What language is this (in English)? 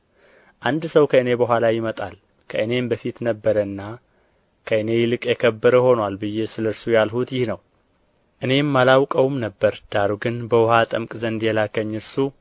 Amharic